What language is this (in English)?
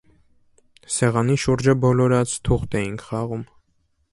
Armenian